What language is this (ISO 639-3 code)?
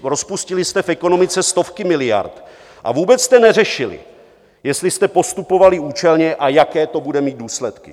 ces